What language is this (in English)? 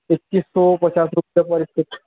Urdu